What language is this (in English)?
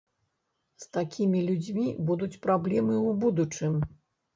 Belarusian